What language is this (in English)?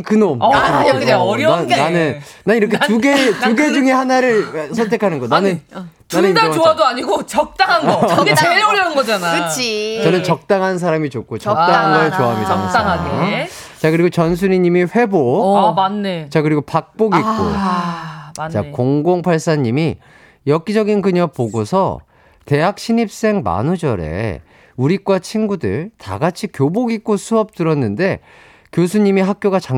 Korean